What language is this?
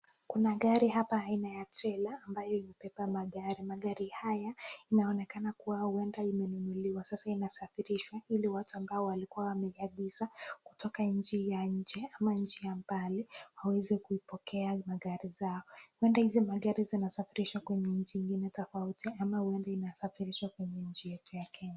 Swahili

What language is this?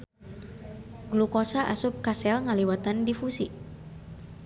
Sundanese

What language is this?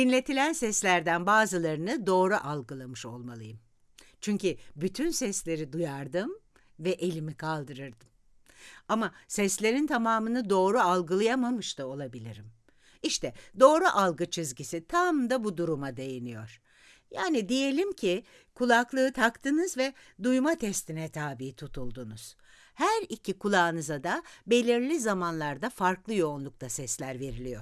Turkish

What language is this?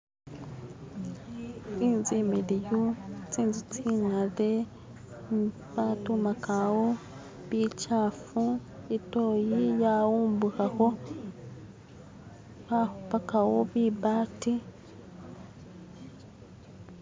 Masaaba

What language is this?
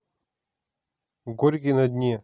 Russian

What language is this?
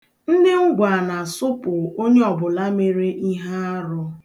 Igbo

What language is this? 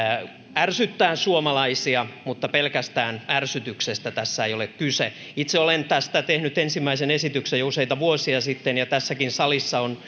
Finnish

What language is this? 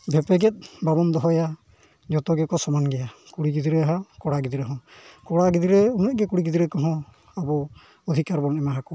Santali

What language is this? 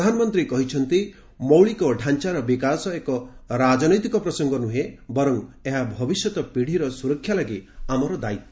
Odia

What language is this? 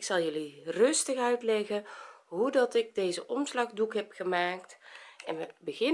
Dutch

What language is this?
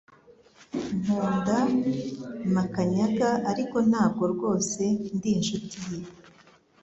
Kinyarwanda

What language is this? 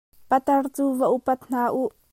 Hakha Chin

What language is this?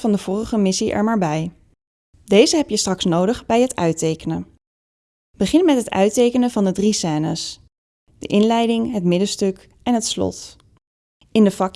Dutch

